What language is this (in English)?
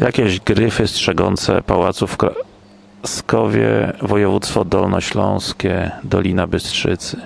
Polish